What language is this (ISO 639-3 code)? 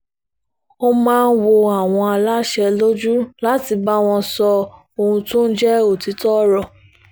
yor